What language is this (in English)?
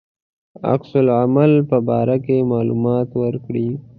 Pashto